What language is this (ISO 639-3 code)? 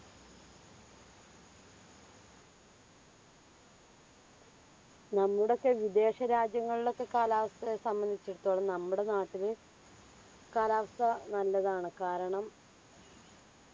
mal